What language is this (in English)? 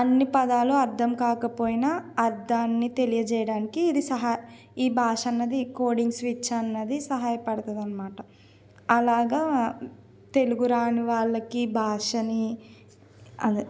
Telugu